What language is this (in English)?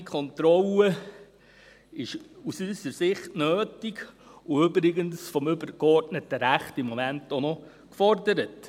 Swiss German